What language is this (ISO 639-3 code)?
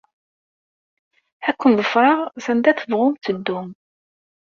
kab